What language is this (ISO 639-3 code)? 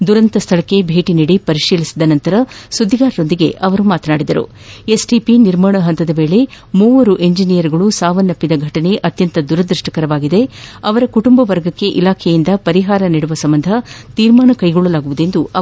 kan